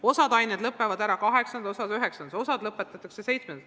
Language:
Estonian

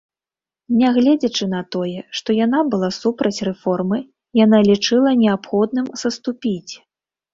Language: Belarusian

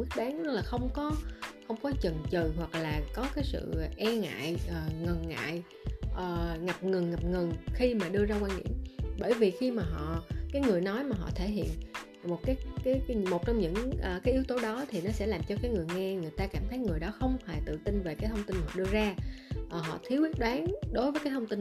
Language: Vietnamese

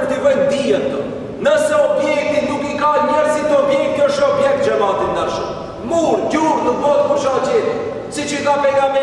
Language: Romanian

